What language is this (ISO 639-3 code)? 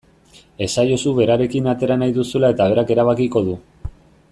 eus